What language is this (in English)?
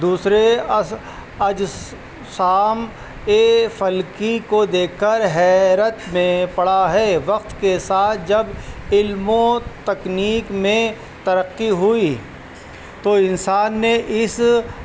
Urdu